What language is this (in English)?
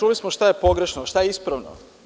Serbian